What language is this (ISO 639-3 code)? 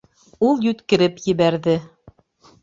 bak